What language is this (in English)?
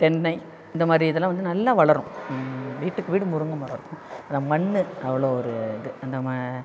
Tamil